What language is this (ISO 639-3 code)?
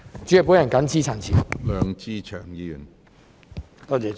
yue